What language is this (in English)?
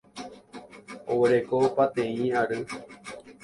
Guarani